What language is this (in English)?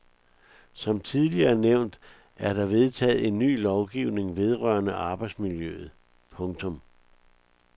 Danish